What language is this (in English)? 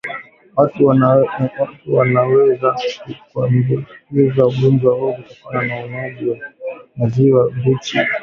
Swahili